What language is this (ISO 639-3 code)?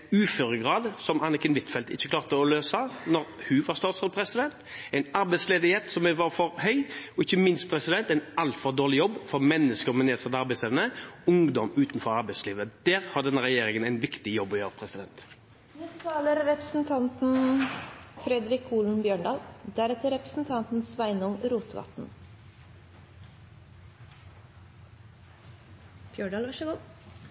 nor